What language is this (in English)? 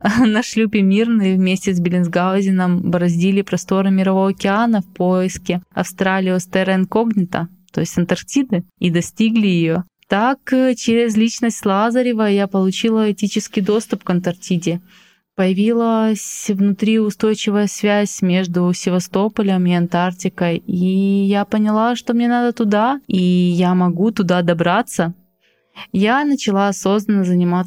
Russian